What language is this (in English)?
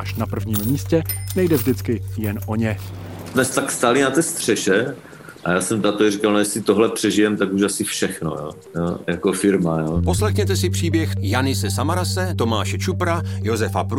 Czech